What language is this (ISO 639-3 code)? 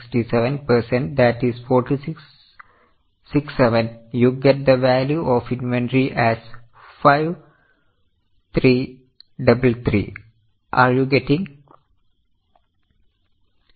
mal